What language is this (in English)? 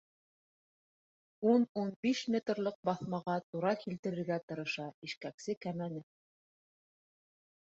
Bashkir